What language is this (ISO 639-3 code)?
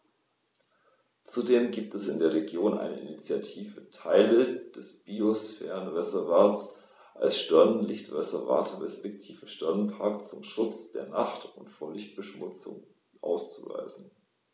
deu